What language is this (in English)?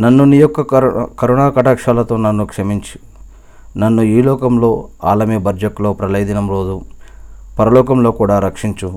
Telugu